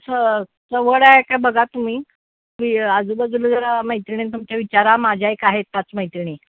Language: Marathi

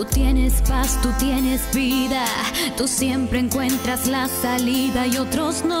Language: Spanish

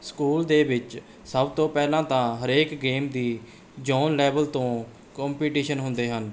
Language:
Punjabi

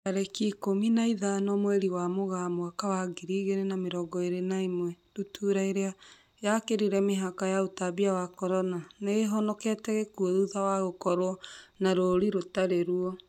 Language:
Kikuyu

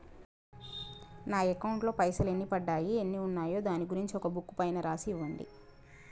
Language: Telugu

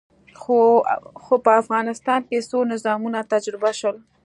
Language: Pashto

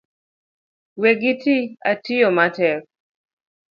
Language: Luo (Kenya and Tanzania)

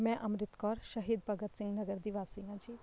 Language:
Punjabi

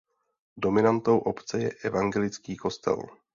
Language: Czech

